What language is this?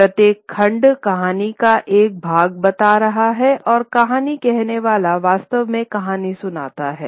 Hindi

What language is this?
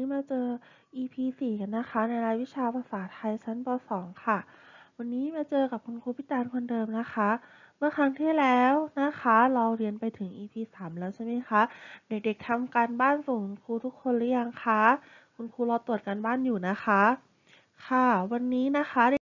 Thai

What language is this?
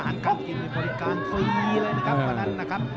Thai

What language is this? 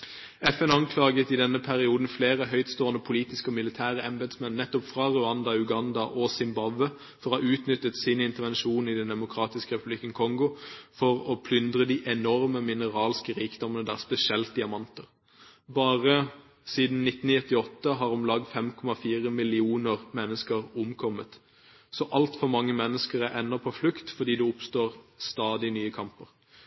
Norwegian Bokmål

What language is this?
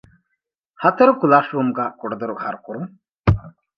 Divehi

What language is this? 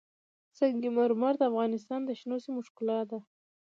Pashto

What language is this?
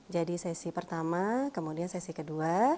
Indonesian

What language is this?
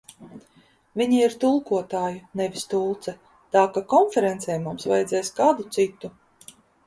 Latvian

